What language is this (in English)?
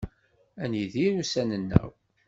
Kabyle